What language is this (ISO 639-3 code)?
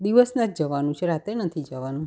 guj